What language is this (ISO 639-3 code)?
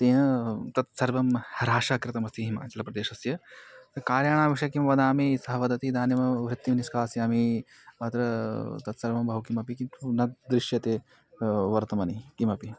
san